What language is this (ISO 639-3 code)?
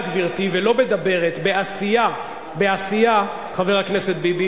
heb